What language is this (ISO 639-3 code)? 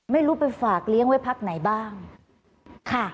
tha